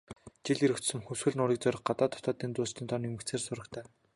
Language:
Mongolian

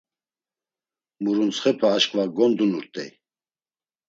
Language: Laz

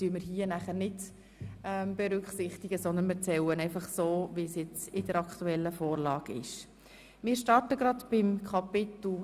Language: Swiss German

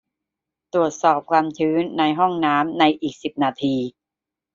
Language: Thai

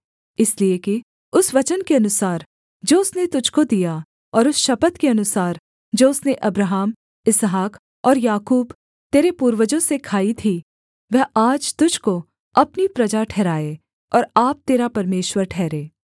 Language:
Hindi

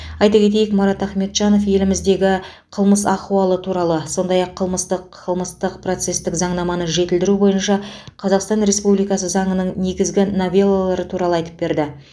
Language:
Kazakh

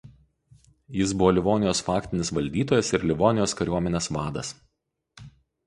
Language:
Lithuanian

